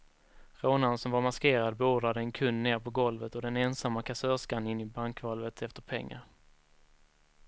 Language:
Swedish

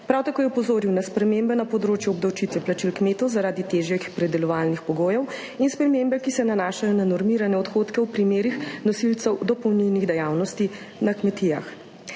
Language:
Slovenian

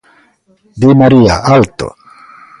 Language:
Galician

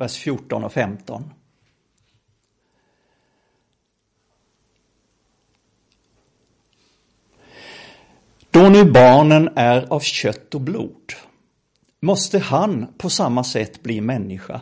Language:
Swedish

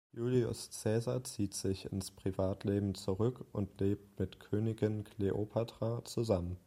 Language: German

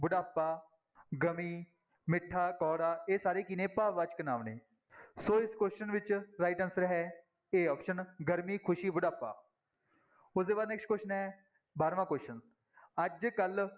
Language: Punjabi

